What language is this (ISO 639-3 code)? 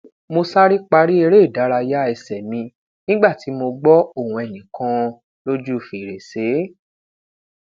yor